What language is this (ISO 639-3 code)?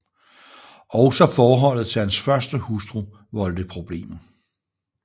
dan